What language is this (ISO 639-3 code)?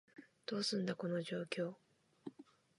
jpn